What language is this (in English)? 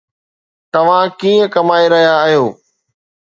Sindhi